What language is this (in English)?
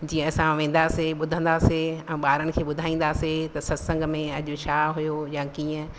Sindhi